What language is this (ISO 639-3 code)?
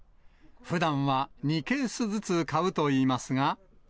jpn